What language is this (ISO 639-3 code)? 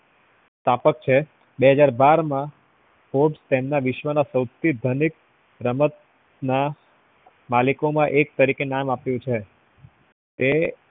guj